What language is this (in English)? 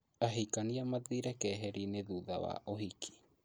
Kikuyu